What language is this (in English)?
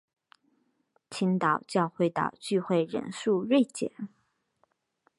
Chinese